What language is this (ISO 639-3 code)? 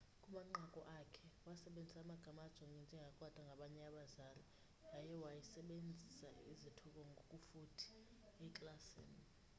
xho